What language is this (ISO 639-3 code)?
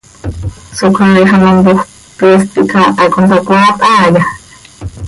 sei